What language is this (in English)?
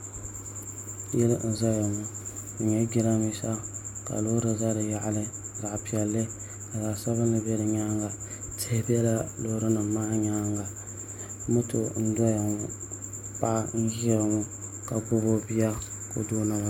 Dagbani